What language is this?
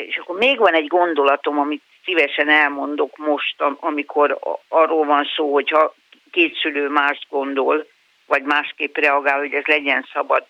Hungarian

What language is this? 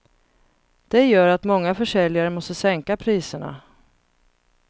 Swedish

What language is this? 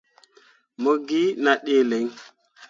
Mundang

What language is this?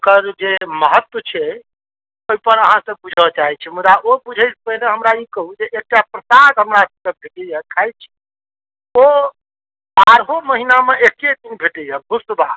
Maithili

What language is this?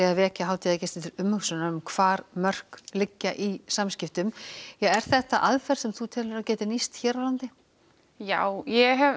Icelandic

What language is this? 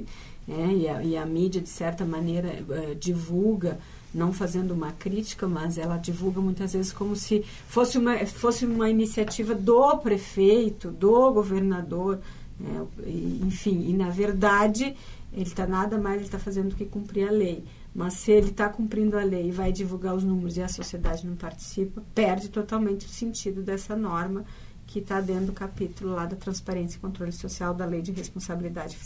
Portuguese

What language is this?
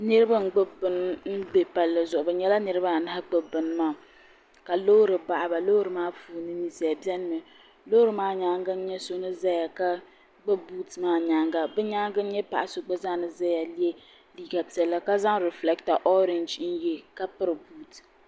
Dagbani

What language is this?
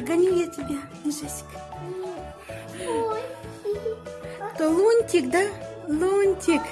Russian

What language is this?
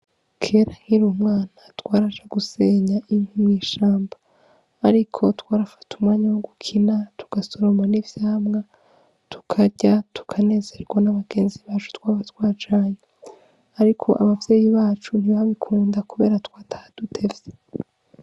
Rundi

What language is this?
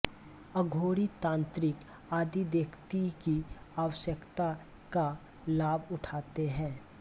Hindi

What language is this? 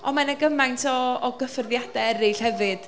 Welsh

